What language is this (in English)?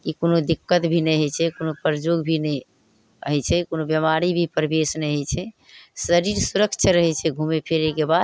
Maithili